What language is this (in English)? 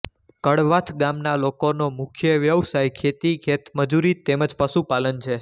Gujarati